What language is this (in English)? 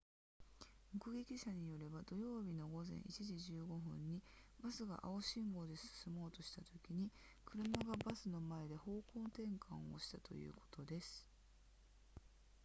Japanese